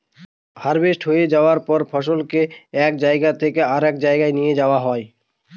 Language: Bangla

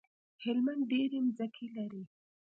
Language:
Pashto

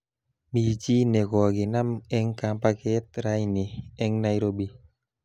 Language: Kalenjin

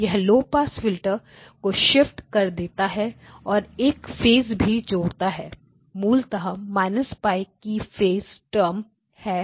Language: Hindi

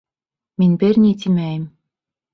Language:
Bashkir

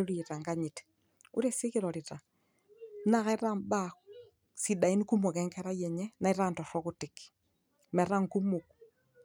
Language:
Masai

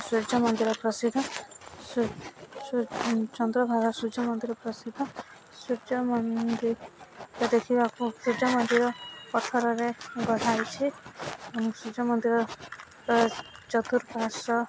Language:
Odia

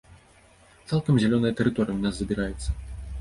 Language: Belarusian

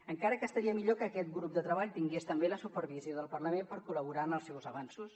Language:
Catalan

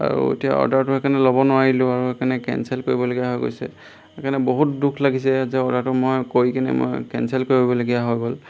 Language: Assamese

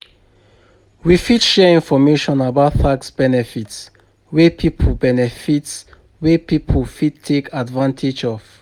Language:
Nigerian Pidgin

